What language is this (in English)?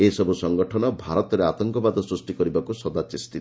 Odia